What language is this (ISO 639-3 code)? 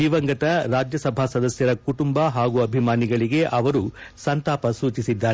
kan